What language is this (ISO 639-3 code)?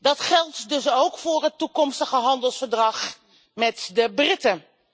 nld